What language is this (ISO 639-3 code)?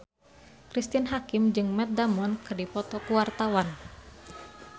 sun